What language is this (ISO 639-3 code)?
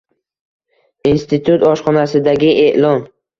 uzb